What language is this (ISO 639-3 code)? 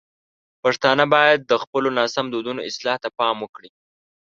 pus